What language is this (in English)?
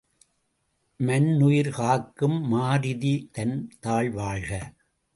Tamil